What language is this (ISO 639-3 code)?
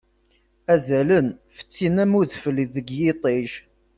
kab